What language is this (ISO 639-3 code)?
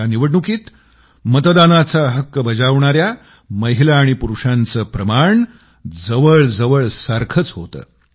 mar